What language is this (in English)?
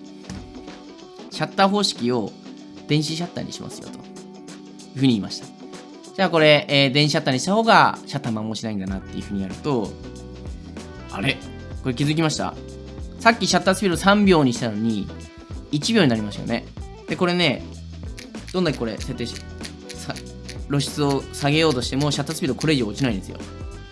Japanese